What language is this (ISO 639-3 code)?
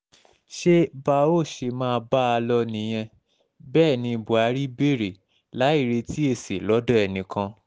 yor